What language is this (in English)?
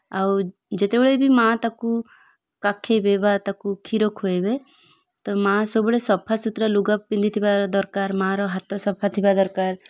Odia